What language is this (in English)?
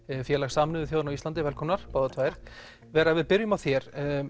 Icelandic